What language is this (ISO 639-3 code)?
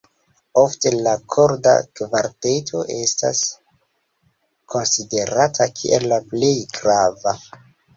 epo